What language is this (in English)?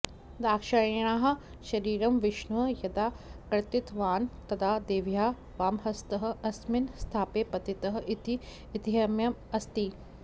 Sanskrit